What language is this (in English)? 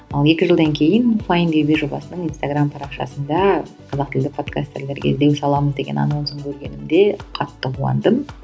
Kazakh